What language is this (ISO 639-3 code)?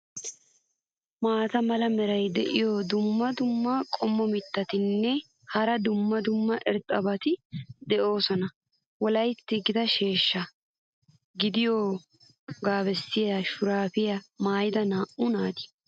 wal